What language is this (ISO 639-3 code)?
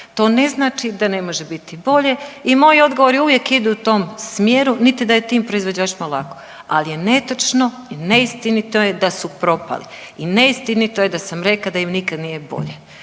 hrv